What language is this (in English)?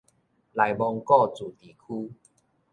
Min Nan Chinese